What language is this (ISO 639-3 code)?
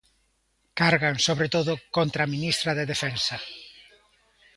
glg